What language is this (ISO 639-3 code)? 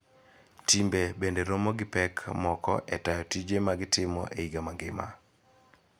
luo